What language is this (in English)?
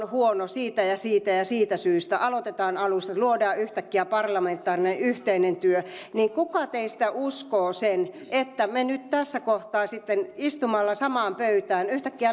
Finnish